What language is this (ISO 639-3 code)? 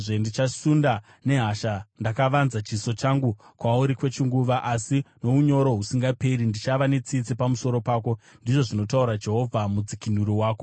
sna